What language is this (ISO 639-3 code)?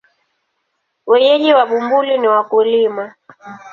swa